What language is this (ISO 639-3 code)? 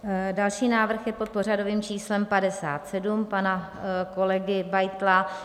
ces